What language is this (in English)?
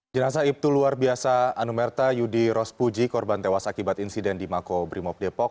Indonesian